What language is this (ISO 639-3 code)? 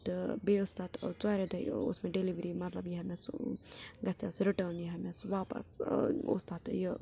kas